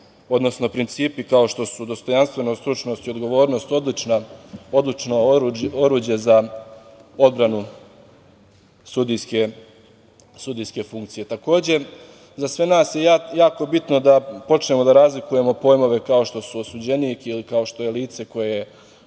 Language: Serbian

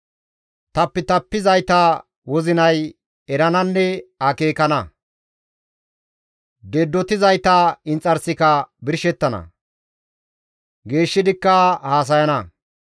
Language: Gamo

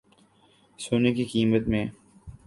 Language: Urdu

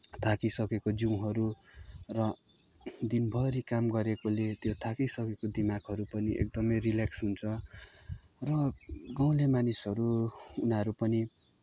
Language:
Nepali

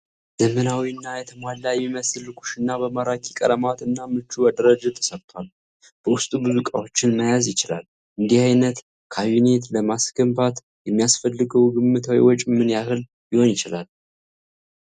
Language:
Amharic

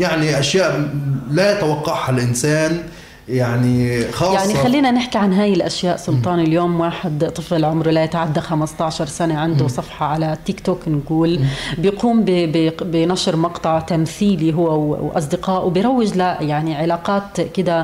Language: Arabic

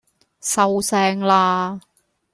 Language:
Cantonese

